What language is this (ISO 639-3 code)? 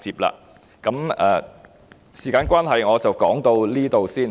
yue